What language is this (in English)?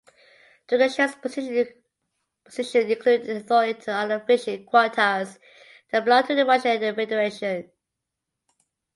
English